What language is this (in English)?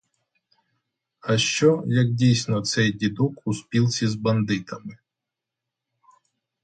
Ukrainian